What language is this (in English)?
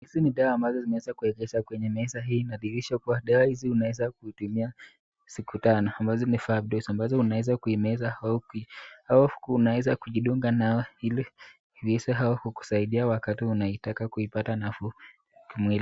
Swahili